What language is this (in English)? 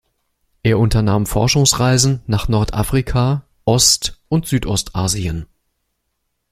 German